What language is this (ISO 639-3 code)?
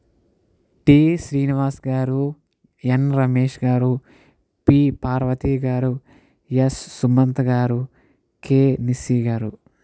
tel